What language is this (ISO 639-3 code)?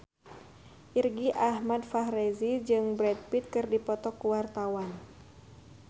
sun